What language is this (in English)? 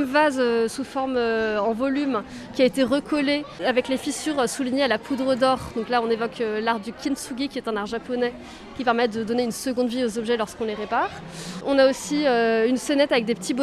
French